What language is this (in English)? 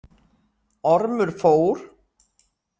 Icelandic